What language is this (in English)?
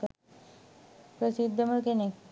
Sinhala